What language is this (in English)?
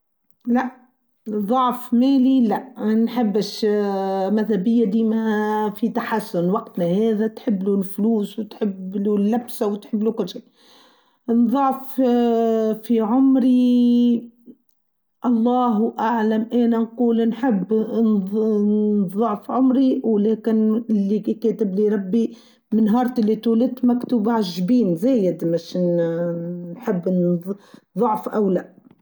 Tunisian Arabic